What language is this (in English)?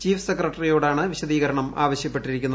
Malayalam